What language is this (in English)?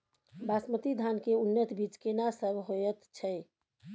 Maithili